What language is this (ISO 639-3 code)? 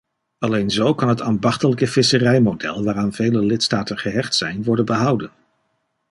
nld